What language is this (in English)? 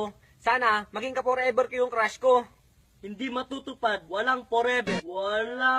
Filipino